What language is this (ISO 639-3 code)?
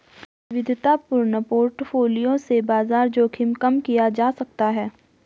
hin